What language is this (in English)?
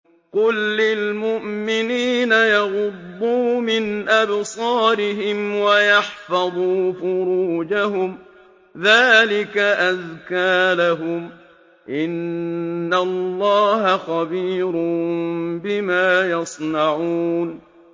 Arabic